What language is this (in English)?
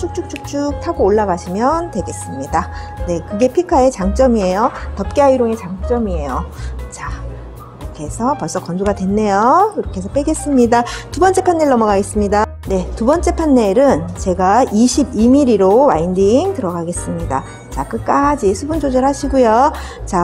Korean